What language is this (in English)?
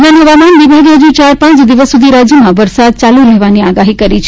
Gujarati